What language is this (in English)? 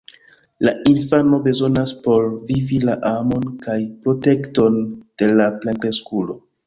Esperanto